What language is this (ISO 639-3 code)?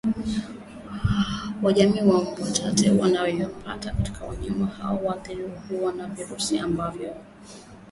swa